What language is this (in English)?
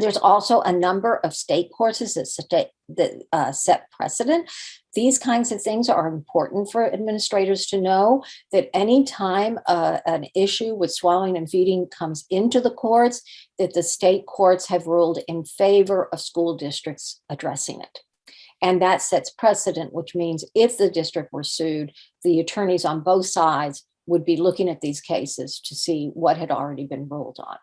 English